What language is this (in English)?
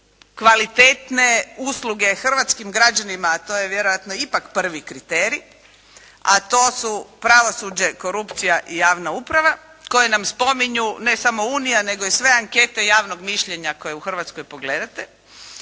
Croatian